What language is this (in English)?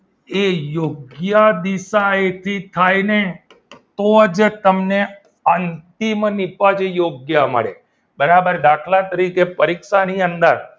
Gujarati